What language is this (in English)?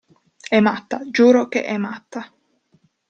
Italian